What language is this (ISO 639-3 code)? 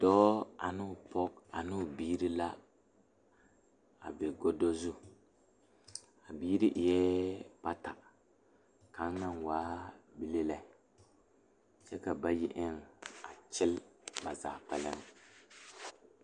dga